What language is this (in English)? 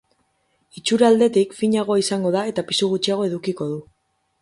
Basque